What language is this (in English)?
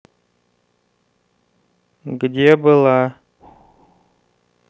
Russian